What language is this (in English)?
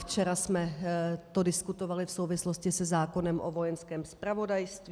Czech